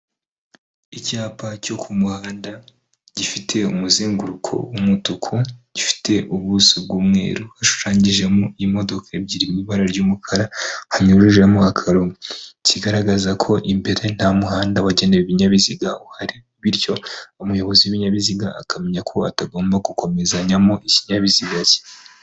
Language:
Kinyarwanda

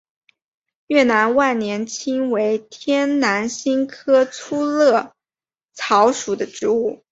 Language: Chinese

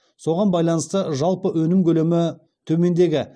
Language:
Kazakh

